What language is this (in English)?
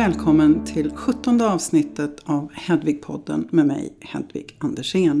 Swedish